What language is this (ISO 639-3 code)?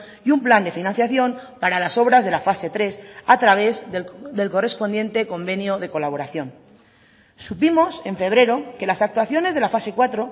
spa